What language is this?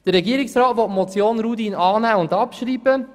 Swiss German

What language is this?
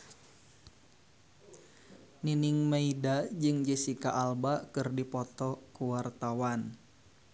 Sundanese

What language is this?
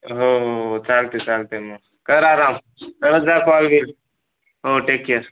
Marathi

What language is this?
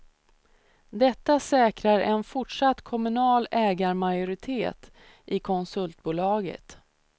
Swedish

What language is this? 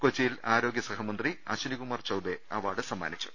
Malayalam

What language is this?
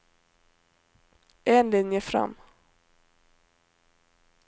Norwegian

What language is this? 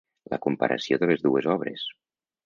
Catalan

